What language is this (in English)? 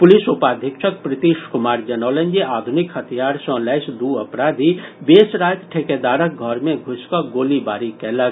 Maithili